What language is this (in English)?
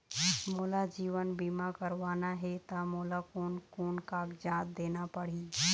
Chhattisgarhi